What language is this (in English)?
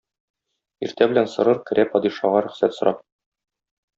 Tatar